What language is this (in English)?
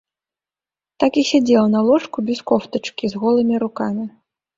Belarusian